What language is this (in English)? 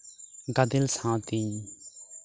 Santali